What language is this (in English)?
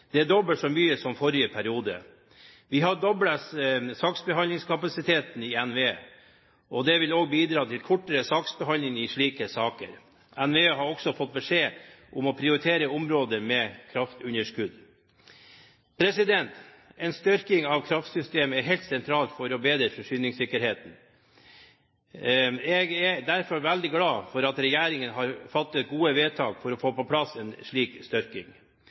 Norwegian Bokmål